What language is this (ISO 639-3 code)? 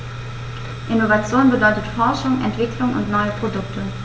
deu